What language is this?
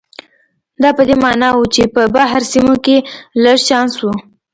Pashto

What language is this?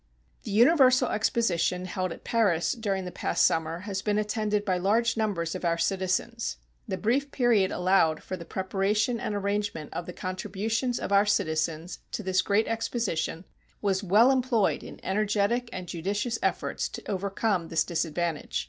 English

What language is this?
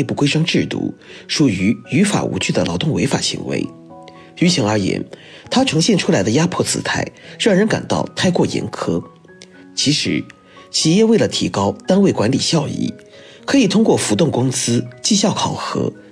Chinese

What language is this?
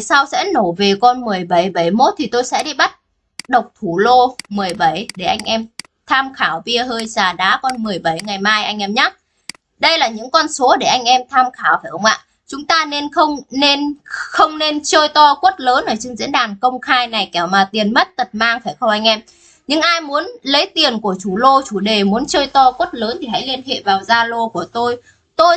Vietnamese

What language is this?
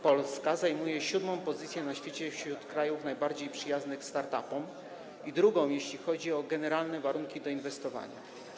Polish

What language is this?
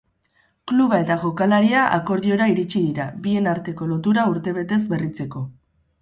Basque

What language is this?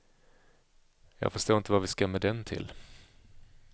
Swedish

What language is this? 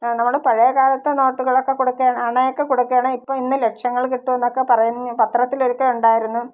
Malayalam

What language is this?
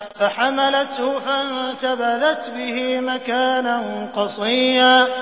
Arabic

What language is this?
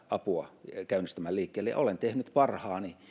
Finnish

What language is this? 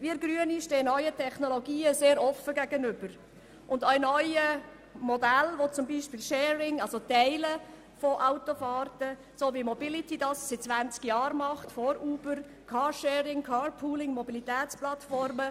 Swiss German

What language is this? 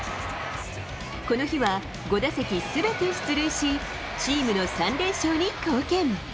Japanese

